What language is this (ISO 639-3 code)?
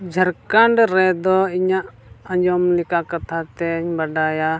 sat